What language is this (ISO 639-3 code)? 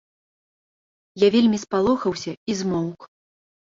bel